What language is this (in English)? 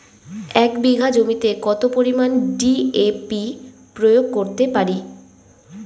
Bangla